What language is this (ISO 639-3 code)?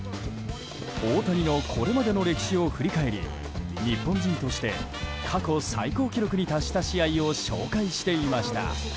jpn